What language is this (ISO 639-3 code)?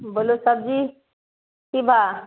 mai